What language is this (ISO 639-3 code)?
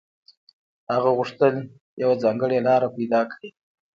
pus